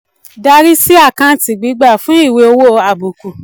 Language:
Yoruba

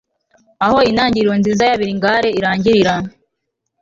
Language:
Kinyarwanda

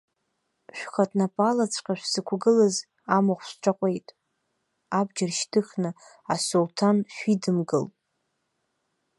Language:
Abkhazian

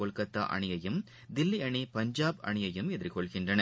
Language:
Tamil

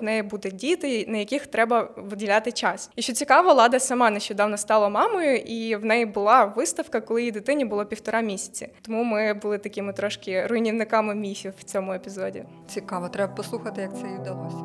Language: Ukrainian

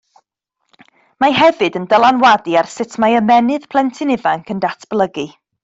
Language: Welsh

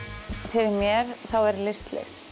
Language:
Icelandic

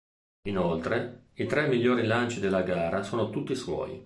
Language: Italian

